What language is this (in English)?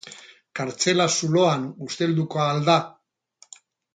Basque